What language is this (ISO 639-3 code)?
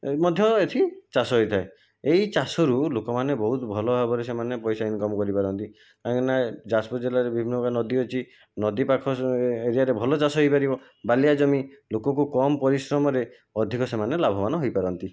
ori